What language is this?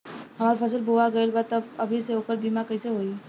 Bhojpuri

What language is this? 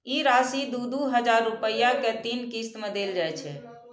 Maithili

